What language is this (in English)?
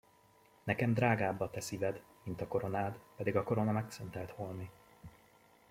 Hungarian